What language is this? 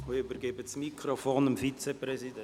Swiss German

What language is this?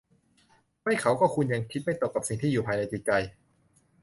Thai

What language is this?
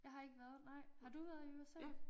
Danish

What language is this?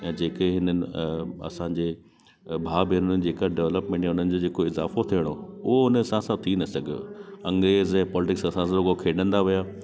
Sindhi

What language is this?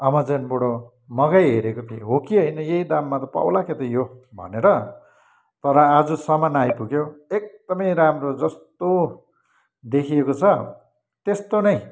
Nepali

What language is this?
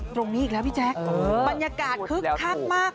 Thai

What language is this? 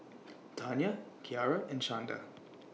English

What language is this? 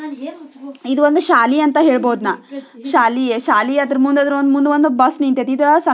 Kannada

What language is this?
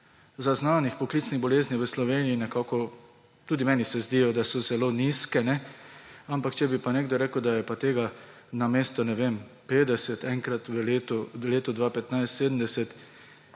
Slovenian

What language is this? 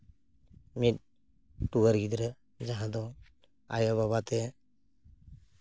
Santali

